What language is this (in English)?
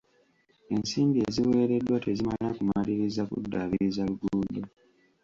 Ganda